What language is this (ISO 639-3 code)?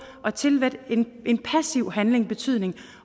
dan